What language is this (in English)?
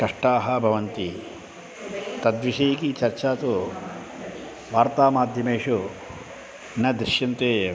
Sanskrit